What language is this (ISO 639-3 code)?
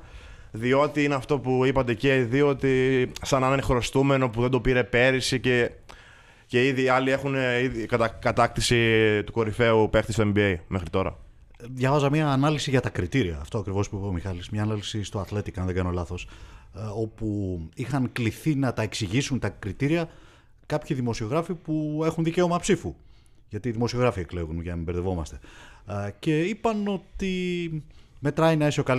ell